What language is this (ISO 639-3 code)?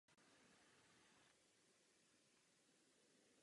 ces